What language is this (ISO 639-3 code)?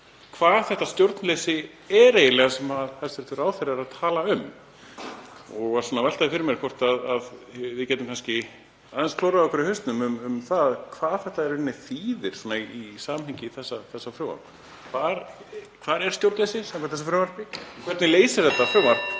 isl